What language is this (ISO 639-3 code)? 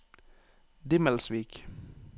nor